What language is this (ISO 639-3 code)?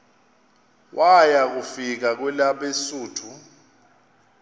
xho